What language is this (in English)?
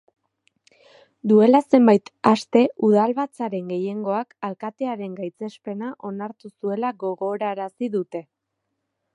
Basque